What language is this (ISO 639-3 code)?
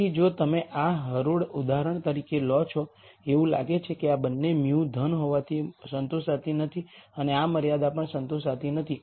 guj